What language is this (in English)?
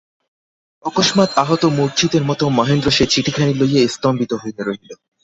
Bangla